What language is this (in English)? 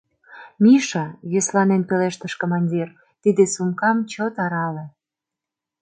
Mari